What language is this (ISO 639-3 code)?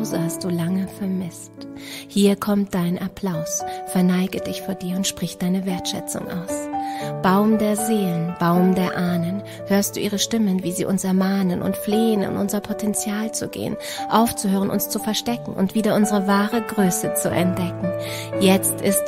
deu